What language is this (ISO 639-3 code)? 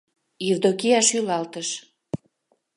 chm